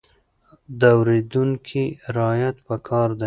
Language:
Pashto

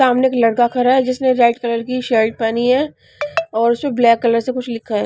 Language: Hindi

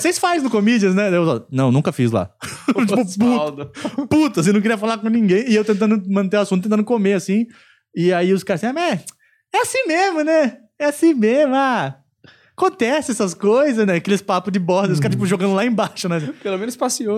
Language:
Portuguese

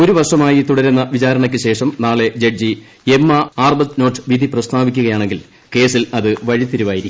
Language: Malayalam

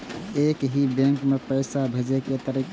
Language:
Maithili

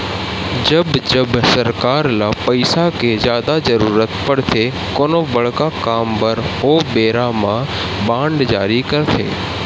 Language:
Chhattisgarhi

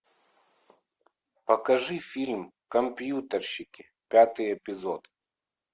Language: Russian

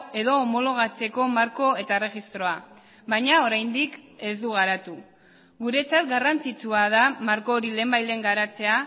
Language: Basque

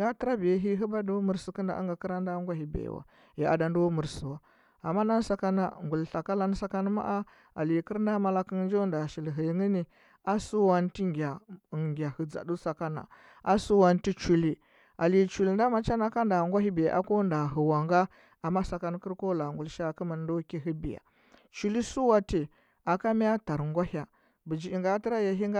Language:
Huba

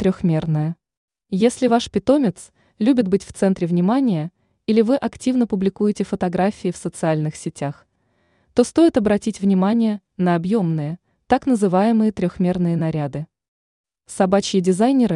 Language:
Russian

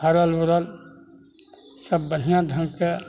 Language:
Maithili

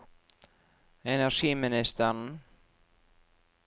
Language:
Norwegian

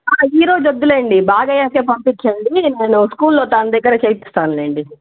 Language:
Telugu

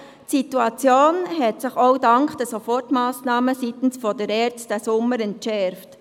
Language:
Swiss German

